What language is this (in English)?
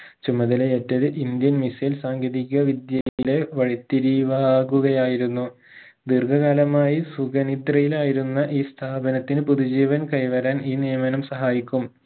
Malayalam